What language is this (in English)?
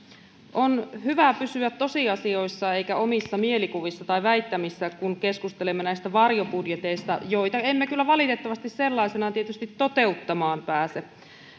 Finnish